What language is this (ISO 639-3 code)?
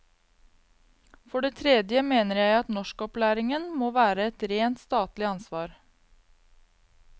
nor